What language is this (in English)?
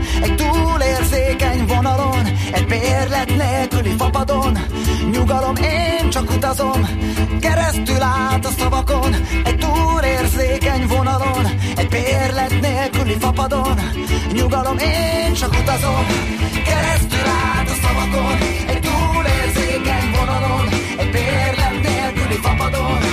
Hungarian